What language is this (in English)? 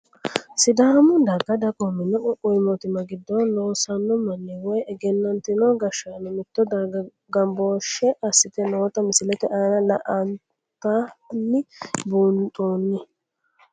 Sidamo